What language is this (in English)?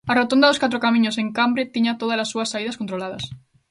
Galician